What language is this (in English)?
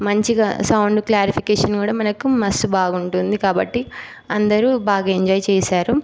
Telugu